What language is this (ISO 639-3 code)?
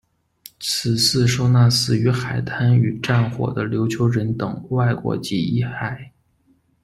zho